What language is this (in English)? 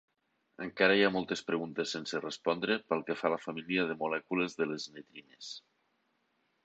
Catalan